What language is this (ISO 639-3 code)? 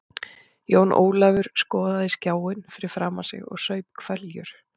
isl